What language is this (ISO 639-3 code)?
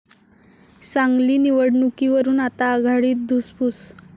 mar